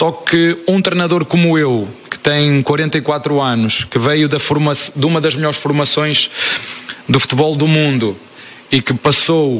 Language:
Portuguese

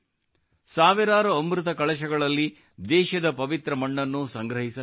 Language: Kannada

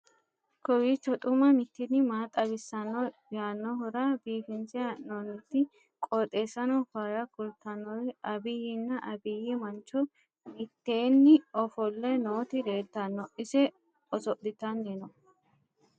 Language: Sidamo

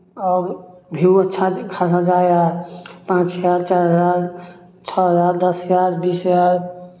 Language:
Maithili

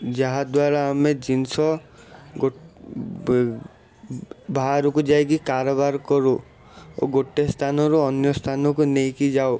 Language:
Odia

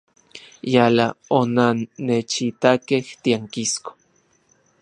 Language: Central Puebla Nahuatl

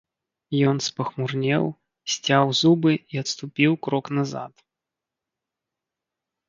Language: Belarusian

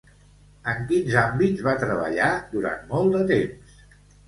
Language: Catalan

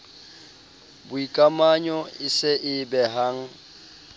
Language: Southern Sotho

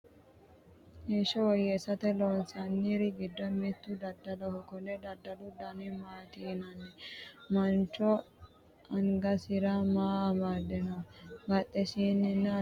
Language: Sidamo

